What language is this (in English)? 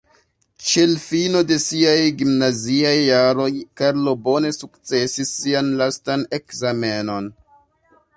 Esperanto